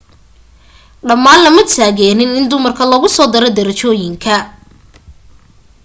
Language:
Somali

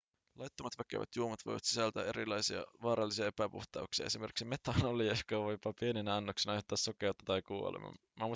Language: Finnish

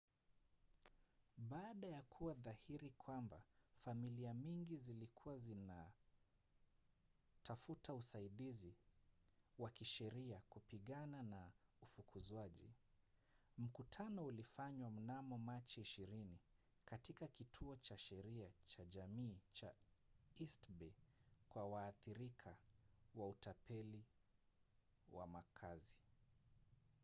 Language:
Swahili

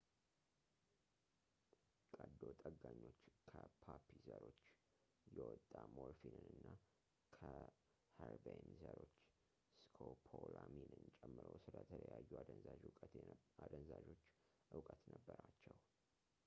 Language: Amharic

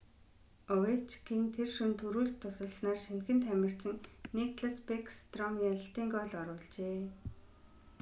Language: Mongolian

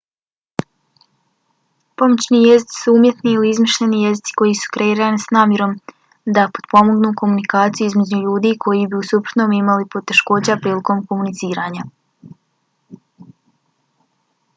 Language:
Bosnian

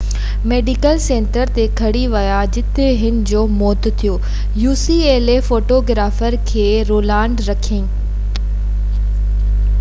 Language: Sindhi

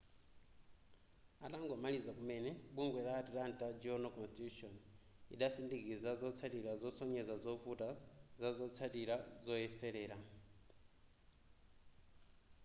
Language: Nyanja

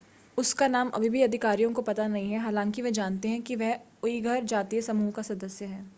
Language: Hindi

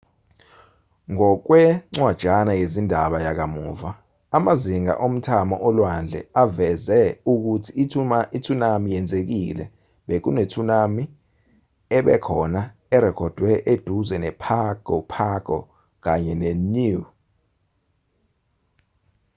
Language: Zulu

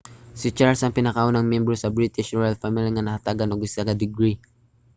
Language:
Cebuano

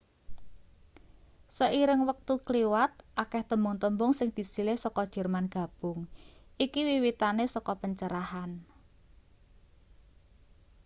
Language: Javanese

